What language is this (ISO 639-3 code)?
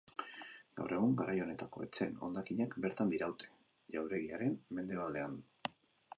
eus